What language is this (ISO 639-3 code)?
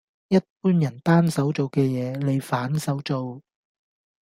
yue